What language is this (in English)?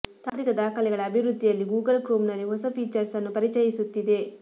Kannada